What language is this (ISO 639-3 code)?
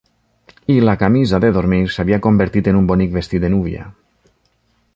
cat